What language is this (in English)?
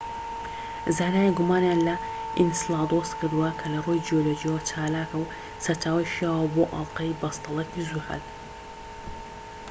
Central Kurdish